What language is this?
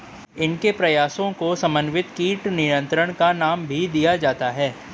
Hindi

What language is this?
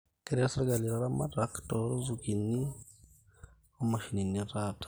Masai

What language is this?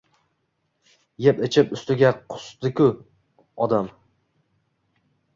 Uzbek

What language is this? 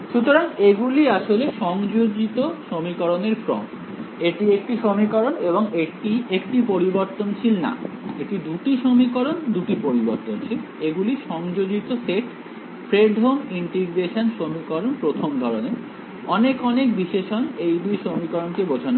Bangla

